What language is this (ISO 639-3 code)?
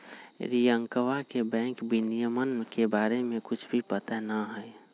mag